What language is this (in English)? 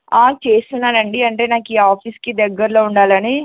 Telugu